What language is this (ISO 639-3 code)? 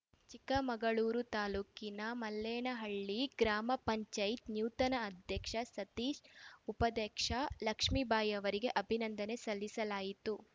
kan